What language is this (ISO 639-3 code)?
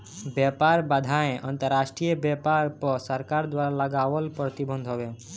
bho